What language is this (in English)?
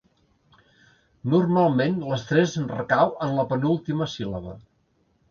Catalan